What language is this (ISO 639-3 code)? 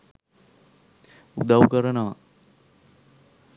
sin